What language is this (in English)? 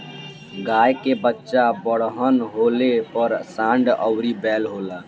Bhojpuri